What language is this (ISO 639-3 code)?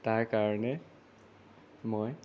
asm